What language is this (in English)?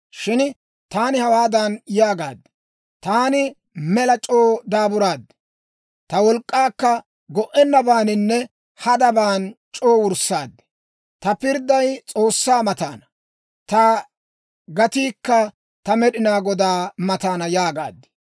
Dawro